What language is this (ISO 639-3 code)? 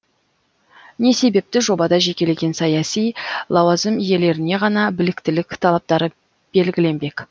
kaz